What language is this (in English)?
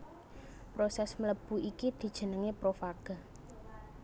Javanese